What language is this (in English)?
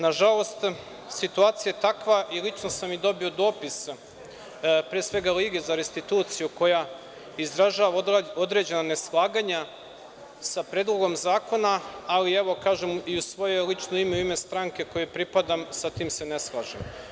Serbian